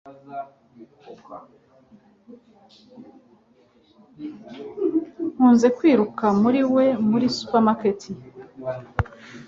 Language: Kinyarwanda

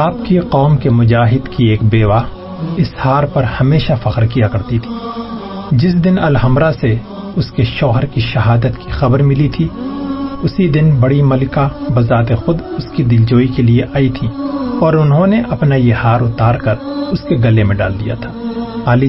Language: Urdu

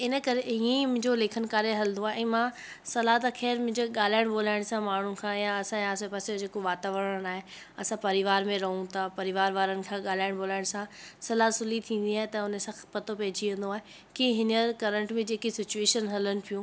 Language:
Sindhi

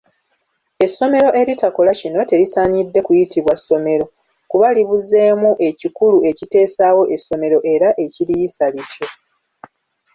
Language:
Ganda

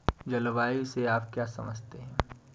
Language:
Hindi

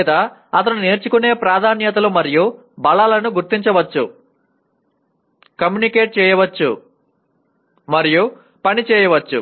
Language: Telugu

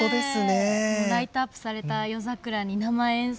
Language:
Japanese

